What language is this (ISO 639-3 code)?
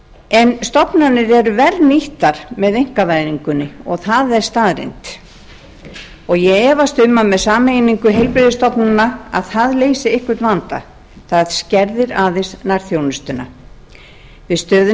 isl